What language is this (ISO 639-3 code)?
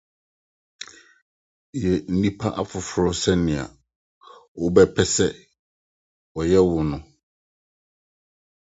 aka